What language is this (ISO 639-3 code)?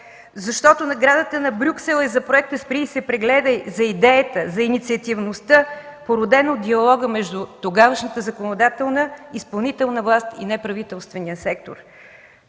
bul